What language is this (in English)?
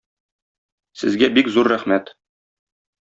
Tatar